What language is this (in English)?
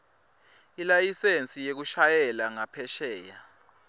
Swati